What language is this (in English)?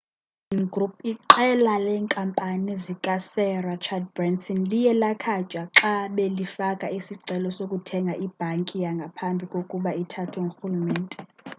Xhosa